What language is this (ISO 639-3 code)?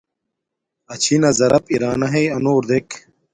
dmk